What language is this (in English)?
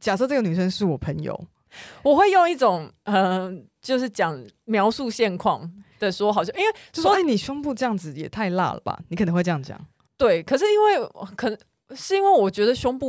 Chinese